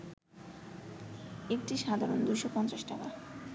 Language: Bangla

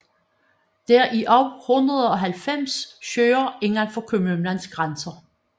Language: Danish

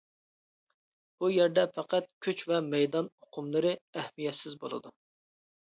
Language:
Uyghur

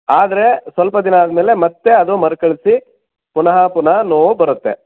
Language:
Kannada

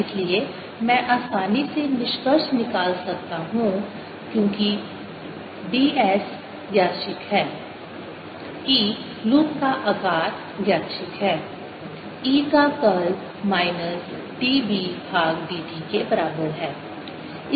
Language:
Hindi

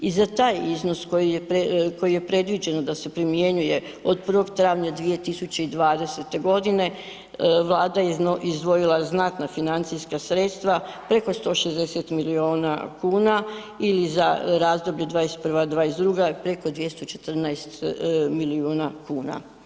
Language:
Croatian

